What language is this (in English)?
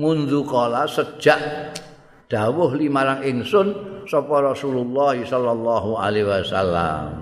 Indonesian